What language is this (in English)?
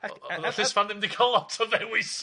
Welsh